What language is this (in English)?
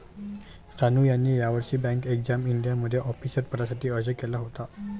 Marathi